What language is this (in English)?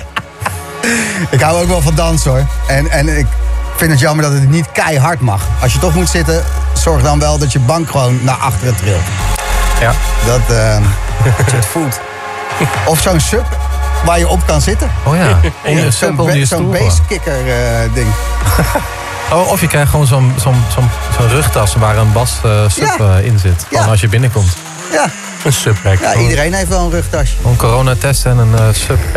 Dutch